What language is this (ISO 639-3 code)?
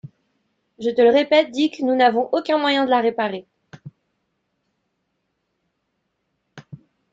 fra